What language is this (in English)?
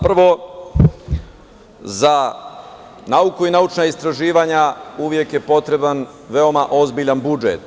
Serbian